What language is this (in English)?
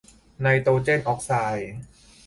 Thai